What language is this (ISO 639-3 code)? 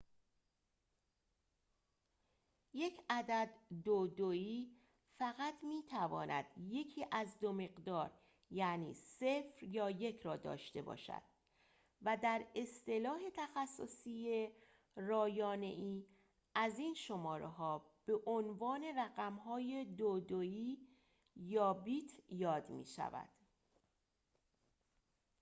fas